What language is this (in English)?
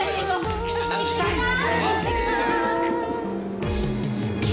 Japanese